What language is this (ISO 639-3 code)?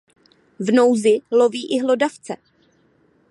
ces